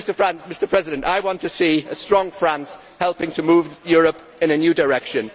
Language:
English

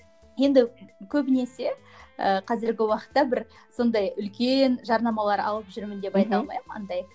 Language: Kazakh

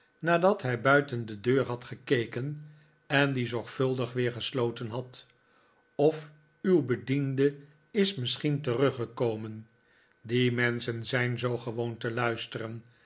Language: Dutch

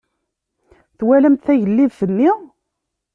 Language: Kabyle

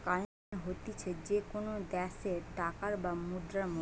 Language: Bangla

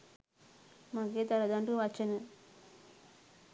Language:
Sinhala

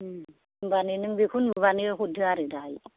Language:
Bodo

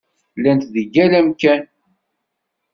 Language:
Kabyle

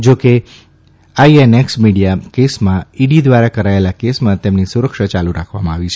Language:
Gujarati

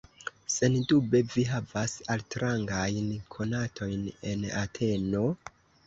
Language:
Esperanto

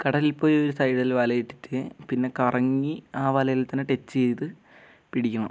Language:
Malayalam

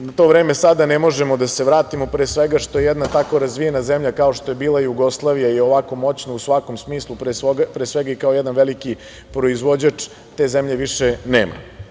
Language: Serbian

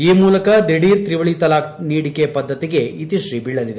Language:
Kannada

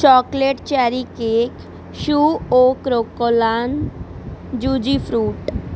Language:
Punjabi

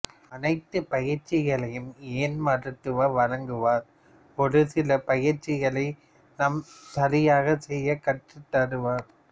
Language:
Tamil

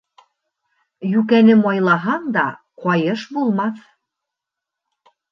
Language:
Bashkir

